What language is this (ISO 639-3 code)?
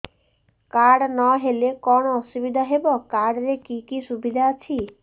ori